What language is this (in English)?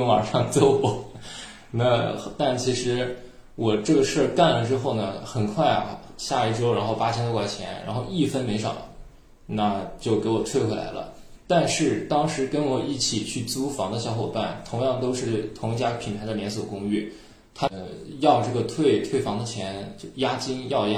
Chinese